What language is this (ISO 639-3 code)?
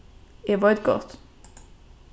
fao